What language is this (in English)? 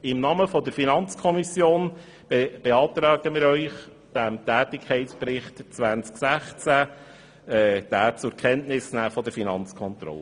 Swiss German